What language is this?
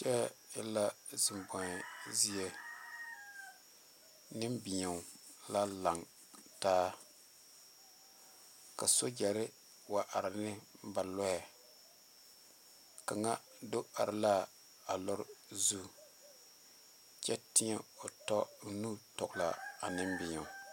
Southern Dagaare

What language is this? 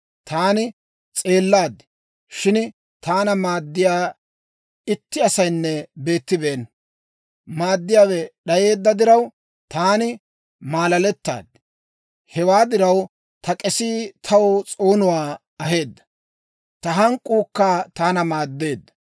Dawro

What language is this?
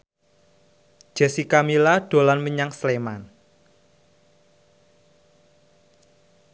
Javanese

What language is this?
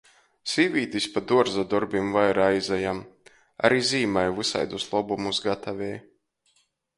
Latgalian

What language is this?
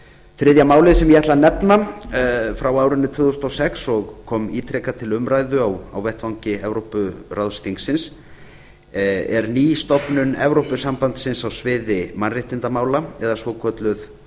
Icelandic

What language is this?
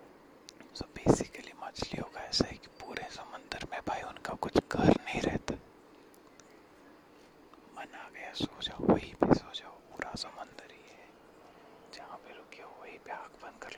Marathi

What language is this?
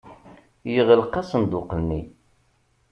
Kabyle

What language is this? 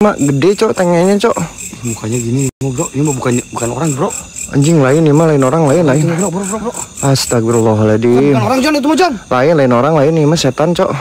Indonesian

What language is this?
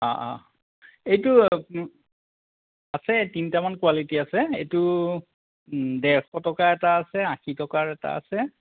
Assamese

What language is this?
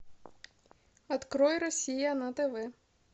Russian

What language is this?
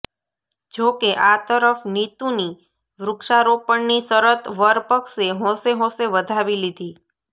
Gujarati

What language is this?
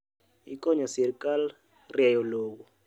Luo (Kenya and Tanzania)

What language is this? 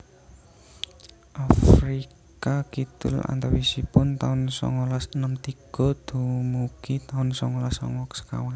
Javanese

